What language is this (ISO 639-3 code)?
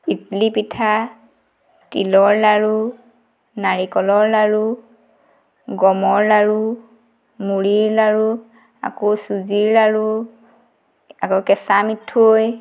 asm